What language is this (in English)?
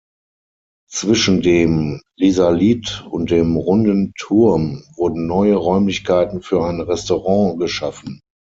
German